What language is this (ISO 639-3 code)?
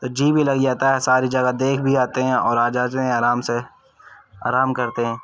urd